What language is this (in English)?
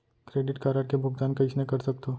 Chhattisgarhi